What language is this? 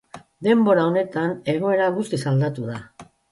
Basque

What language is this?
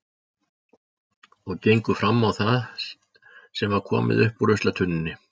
Icelandic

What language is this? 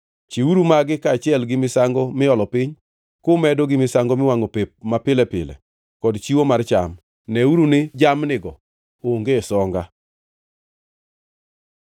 Luo (Kenya and Tanzania)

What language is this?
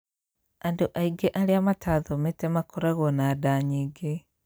Kikuyu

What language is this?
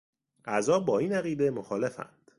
Persian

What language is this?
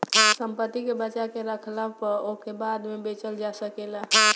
Bhojpuri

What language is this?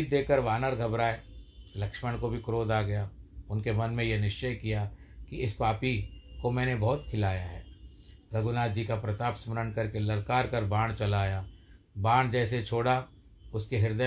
Hindi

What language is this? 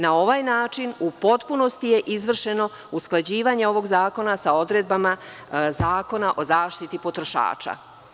Serbian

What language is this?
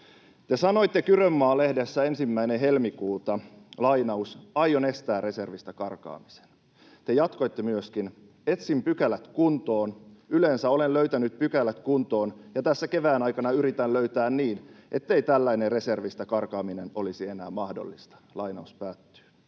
Finnish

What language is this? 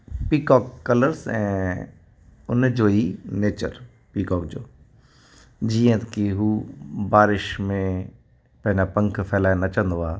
Sindhi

